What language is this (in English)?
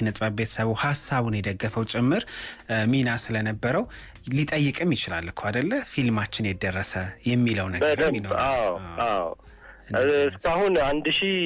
Amharic